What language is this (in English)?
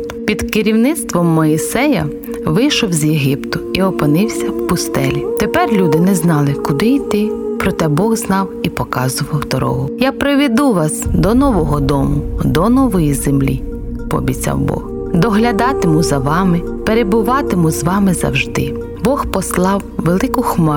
Ukrainian